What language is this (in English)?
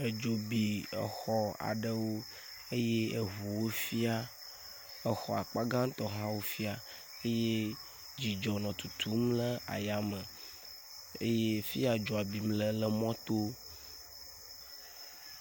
Ewe